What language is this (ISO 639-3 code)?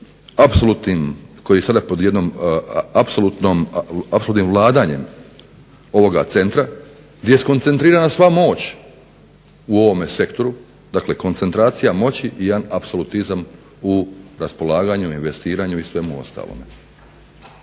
hrv